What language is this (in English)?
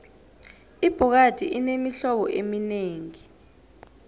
South Ndebele